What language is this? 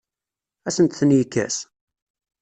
Kabyle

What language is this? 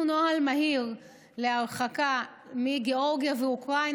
Hebrew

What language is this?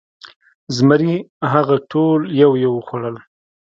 Pashto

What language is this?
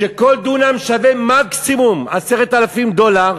Hebrew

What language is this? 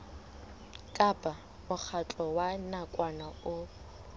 Southern Sotho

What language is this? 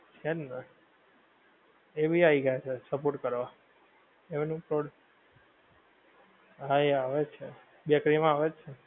Gujarati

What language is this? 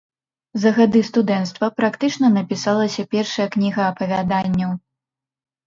Belarusian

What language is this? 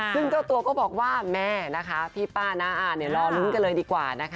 Thai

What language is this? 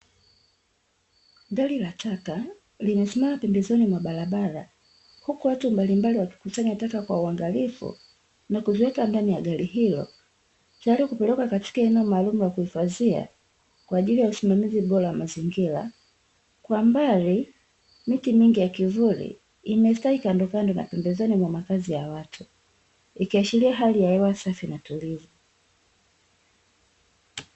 Swahili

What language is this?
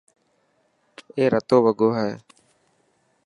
Dhatki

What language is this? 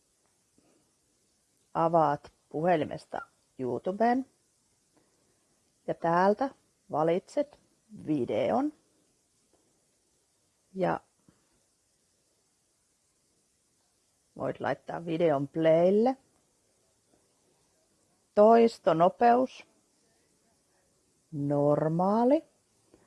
Finnish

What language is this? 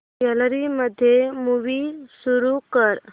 Marathi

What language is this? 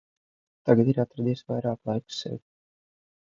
Latvian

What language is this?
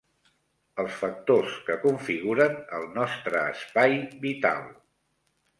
Catalan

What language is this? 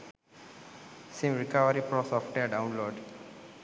Sinhala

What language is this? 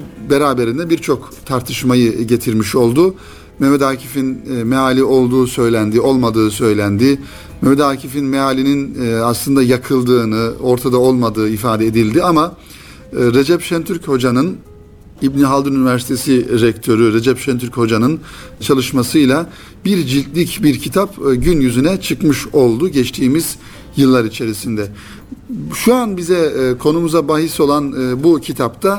Turkish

